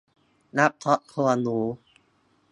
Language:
Thai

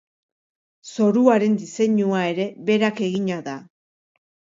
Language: Basque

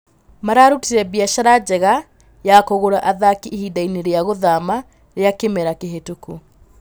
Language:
Kikuyu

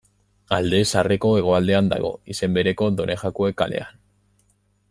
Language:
Basque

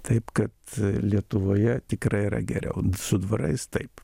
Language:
Lithuanian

